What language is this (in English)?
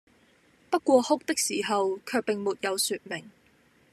Cantonese